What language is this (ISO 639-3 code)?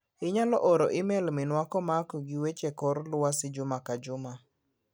luo